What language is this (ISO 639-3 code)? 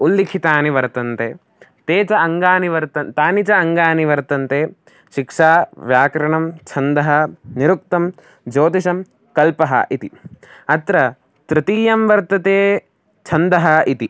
san